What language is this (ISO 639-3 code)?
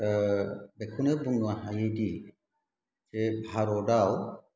brx